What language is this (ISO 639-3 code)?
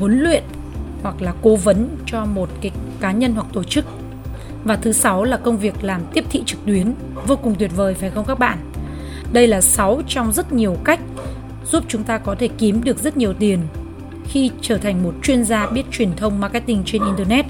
vie